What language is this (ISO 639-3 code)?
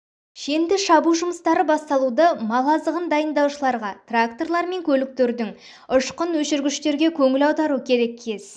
kaz